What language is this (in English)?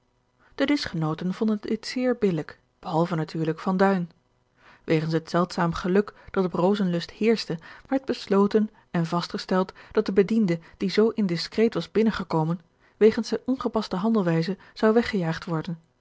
Dutch